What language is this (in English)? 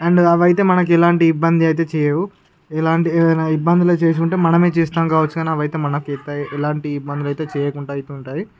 Telugu